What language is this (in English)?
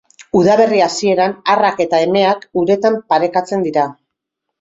Basque